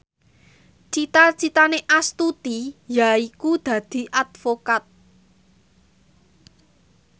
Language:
Javanese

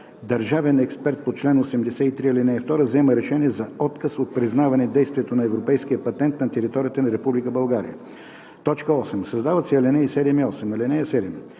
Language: Bulgarian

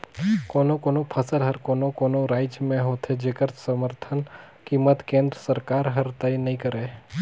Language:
Chhattisgarhi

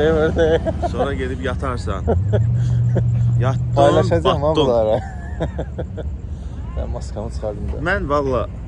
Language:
Turkish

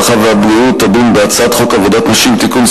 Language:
Hebrew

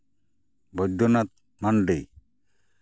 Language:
Santali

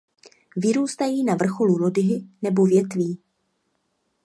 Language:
Czech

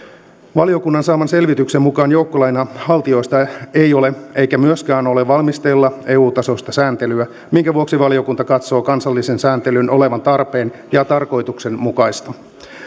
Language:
Finnish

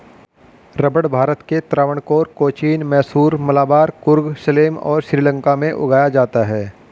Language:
Hindi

